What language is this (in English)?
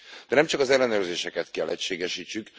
Hungarian